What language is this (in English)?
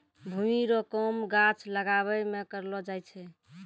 Maithili